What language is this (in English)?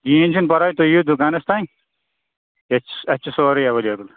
Kashmiri